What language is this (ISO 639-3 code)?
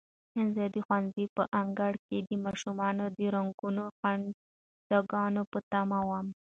pus